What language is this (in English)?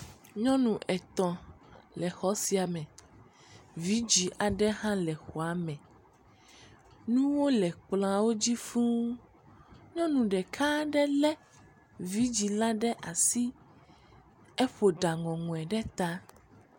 Ewe